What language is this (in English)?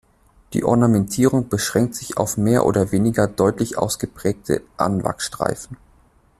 German